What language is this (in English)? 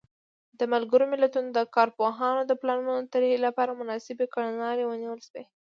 Pashto